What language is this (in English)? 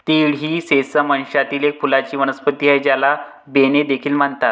Marathi